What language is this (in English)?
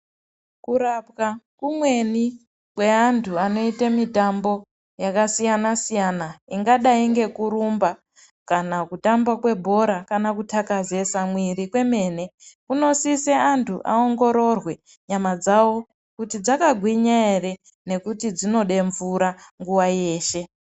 Ndau